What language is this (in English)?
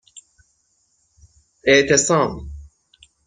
Persian